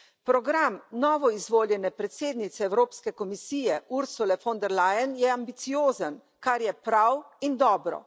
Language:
Slovenian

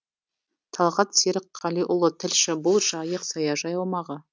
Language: Kazakh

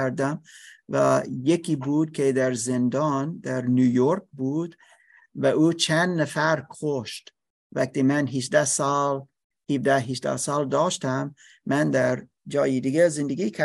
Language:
Persian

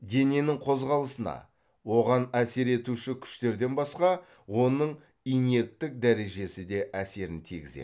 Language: Kazakh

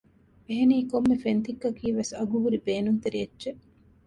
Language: Divehi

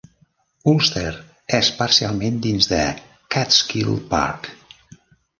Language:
Catalan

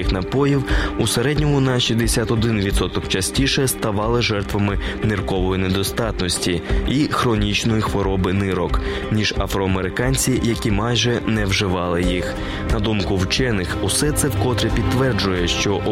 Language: Ukrainian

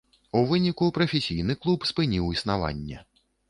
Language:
Belarusian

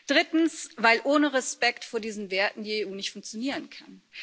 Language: German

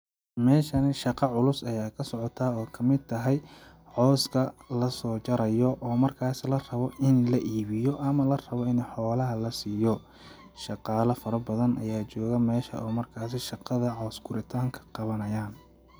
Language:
Somali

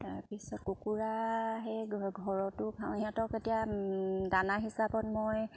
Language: Assamese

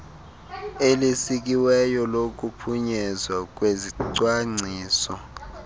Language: Xhosa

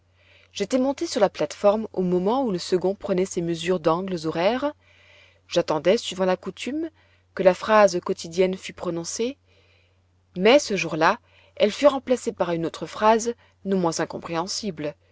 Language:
French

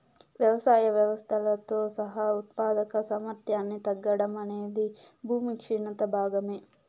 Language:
Telugu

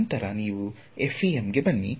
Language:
Kannada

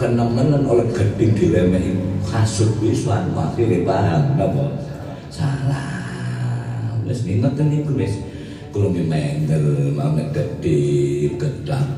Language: Indonesian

